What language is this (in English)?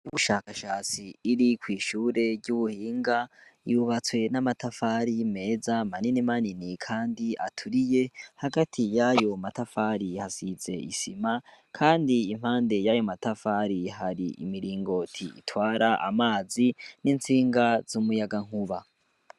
Rundi